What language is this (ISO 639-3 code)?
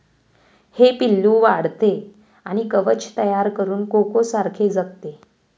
mar